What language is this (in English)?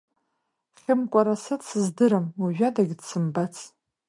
Abkhazian